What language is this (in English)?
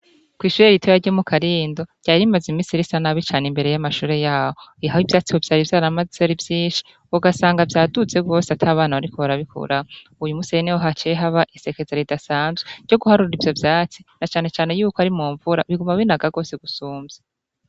Rundi